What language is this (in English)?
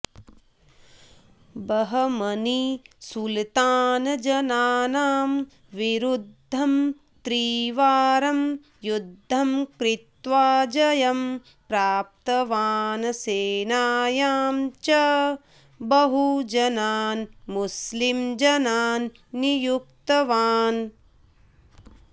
Sanskrit